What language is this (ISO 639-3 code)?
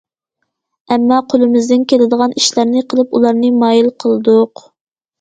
uig